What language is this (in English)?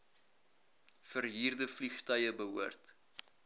Afrikaans